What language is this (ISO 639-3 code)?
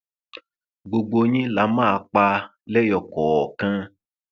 yor